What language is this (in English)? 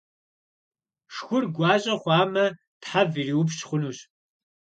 Kabardian